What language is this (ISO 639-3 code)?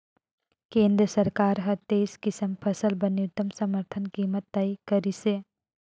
hne